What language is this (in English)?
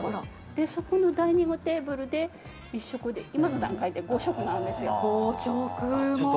Japanese